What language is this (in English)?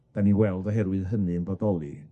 Welsh